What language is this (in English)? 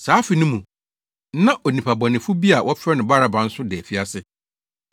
Akan